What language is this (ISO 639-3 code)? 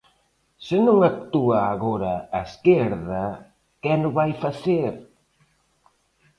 glg